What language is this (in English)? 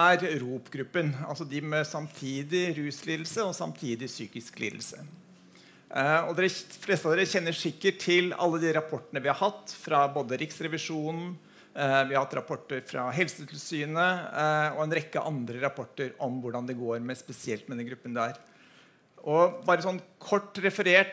Norwegian